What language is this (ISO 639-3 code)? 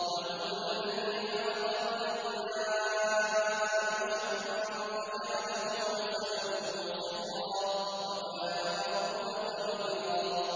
ara